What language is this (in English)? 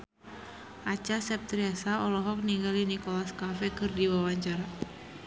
Sundanese